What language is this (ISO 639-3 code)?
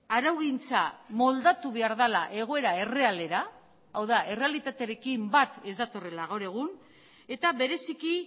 eus